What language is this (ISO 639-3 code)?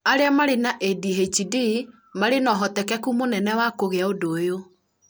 kik